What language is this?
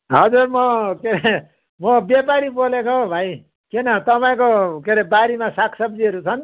Nepali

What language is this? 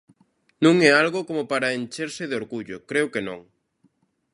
Galician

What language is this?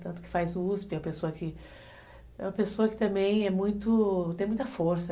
Portuguese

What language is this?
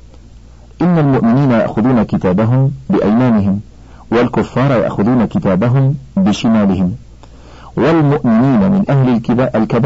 Arabic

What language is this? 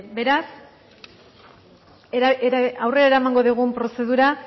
Basque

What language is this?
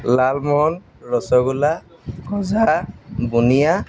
Assamese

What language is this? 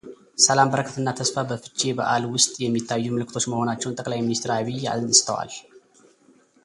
Amharic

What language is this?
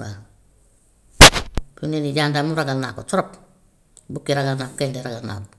Gambian Wolof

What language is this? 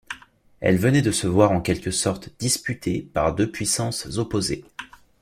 French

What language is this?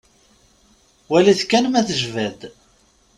Kabyle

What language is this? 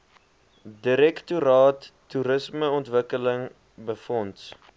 Afrikaans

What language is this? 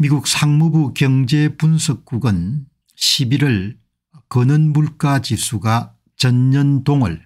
Korean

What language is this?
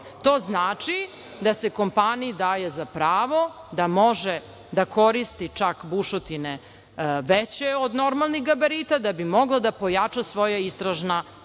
Serbian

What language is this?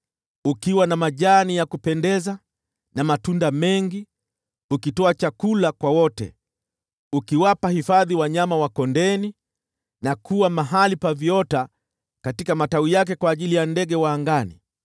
Swahili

